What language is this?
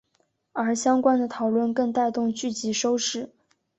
Chinese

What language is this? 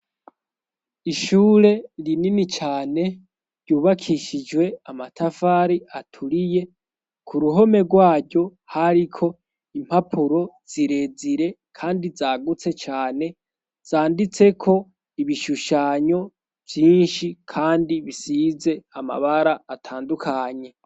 Rundi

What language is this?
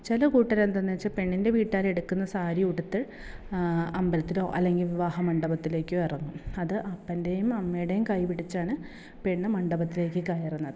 Malayalam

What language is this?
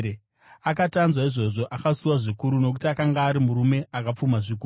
Shona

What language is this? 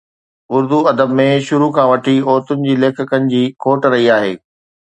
Sindhi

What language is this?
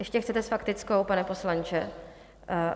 Czech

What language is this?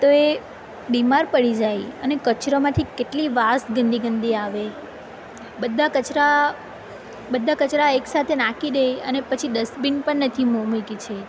Gujarati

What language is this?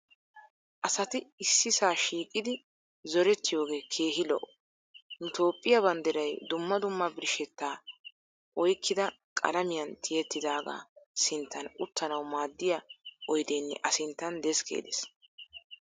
Wolaytta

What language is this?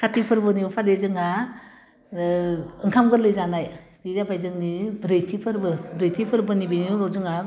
Bodo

